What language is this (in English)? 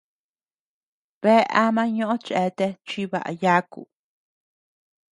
Tepeuxila Cuicatec